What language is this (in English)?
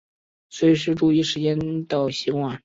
Chinese